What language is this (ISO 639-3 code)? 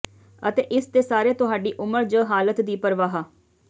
pan